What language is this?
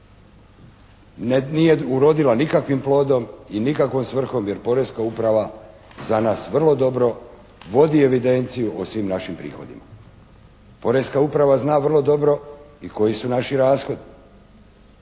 Croatian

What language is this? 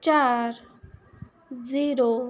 Punjabi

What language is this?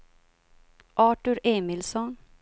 Swedish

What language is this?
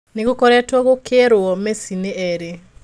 Kikuyu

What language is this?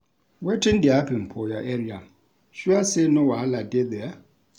Nigerian Pidgin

